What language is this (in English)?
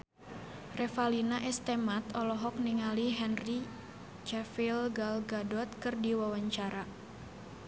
Sundanese